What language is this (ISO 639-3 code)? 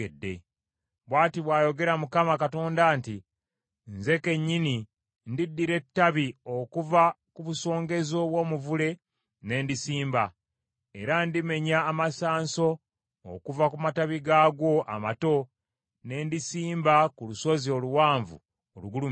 lug